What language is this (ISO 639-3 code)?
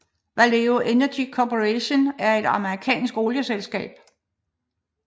dan